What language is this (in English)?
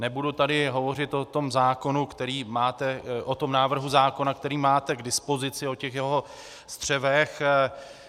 Czech